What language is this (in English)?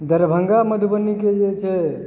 Maithili